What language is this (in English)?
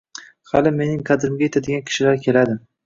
Uzbek